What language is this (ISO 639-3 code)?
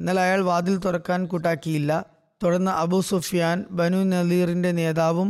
mal